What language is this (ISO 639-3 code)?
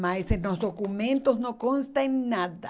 por